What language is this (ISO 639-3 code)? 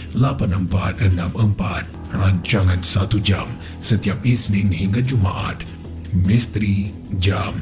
msa